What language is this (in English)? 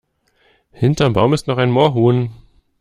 German